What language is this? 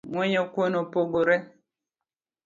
Luo (Kenya and Tanzania)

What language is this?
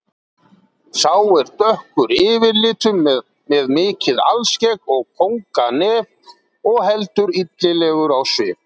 Icelandic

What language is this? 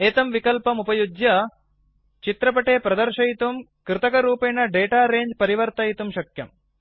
Sanskrit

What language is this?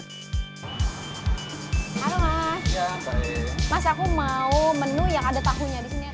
Indonesian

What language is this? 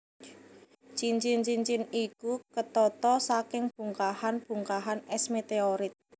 Javanese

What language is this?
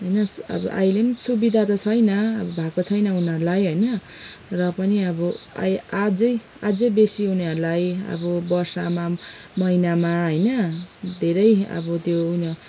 Nepali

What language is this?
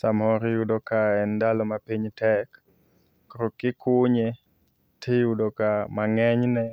Luo (Kenya and Tanzania)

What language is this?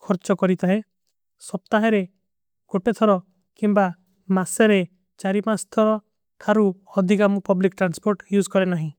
Kui (India)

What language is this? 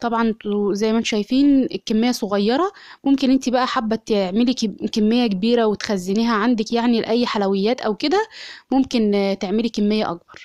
Arabic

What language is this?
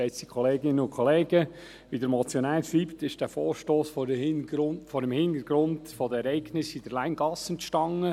Swiss German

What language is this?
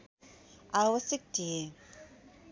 Nepali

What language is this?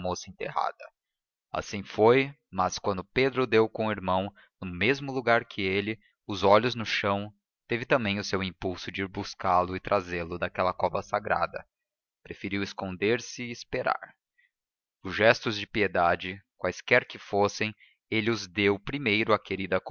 Portuguese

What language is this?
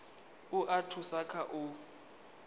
Venda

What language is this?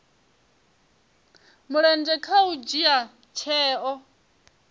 Venda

